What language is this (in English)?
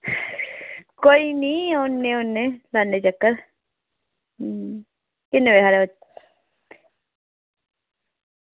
Dogri